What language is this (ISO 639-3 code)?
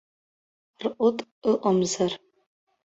abk